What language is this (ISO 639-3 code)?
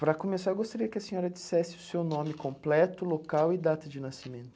por